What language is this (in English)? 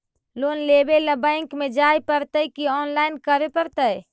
Magahi